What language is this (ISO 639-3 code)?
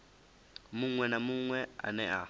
ven